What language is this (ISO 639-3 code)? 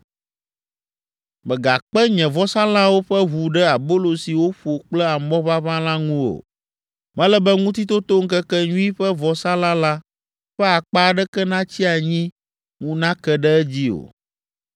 ewe